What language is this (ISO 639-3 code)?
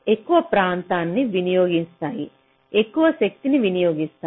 tel